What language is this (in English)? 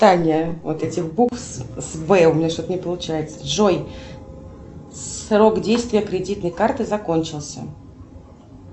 Russian